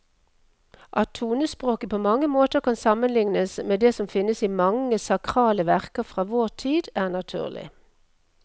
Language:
Norwegian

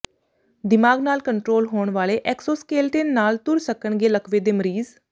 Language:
Punjabi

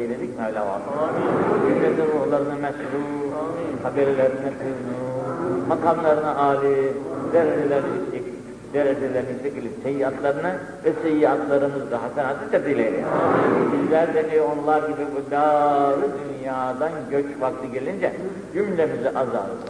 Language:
Turkish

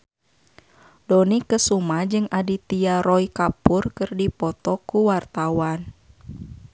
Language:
Sundanese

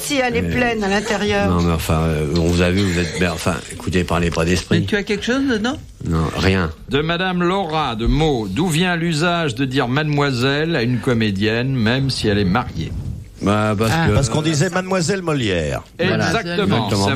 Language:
French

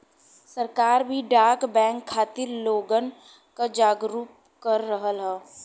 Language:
Bhojpuri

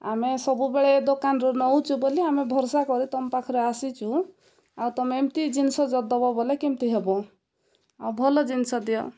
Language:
Odia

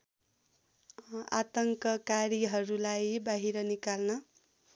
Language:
Nepali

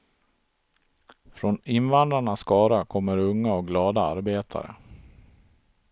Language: Swedish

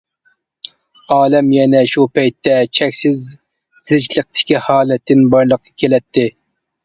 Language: Uyghur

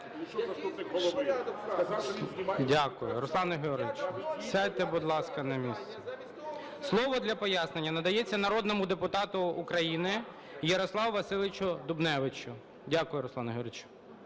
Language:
Ukrainian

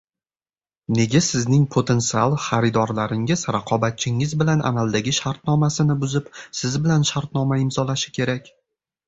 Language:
Uzbek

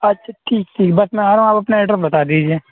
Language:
Urdu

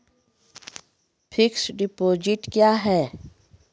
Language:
Maithili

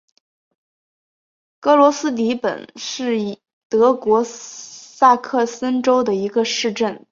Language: Chinese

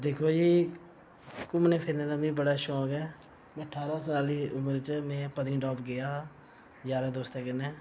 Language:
Dogri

